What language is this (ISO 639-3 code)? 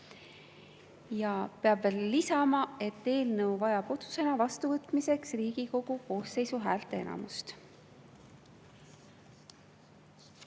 est